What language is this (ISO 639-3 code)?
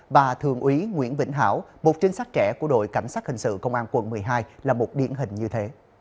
vie